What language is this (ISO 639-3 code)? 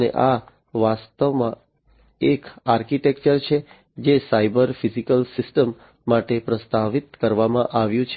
guj